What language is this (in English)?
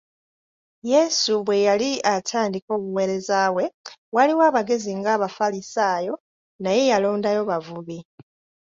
Ganda